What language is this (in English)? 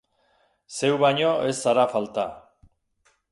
Basque